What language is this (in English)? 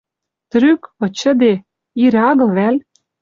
Western Mari